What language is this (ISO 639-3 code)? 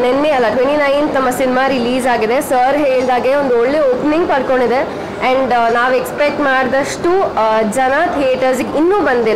hin